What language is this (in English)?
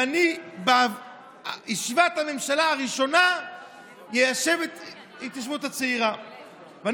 Hebrew